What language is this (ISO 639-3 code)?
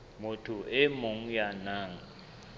sot